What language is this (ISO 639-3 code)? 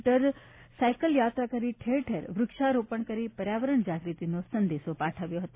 guj